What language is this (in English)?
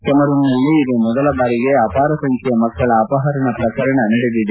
Kannada